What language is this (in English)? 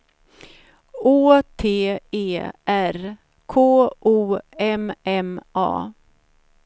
Swedish